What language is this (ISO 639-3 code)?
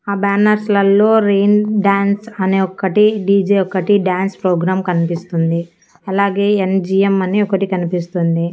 tel